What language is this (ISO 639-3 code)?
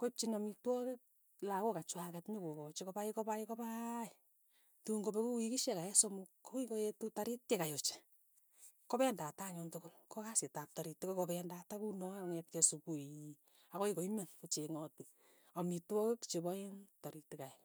tuy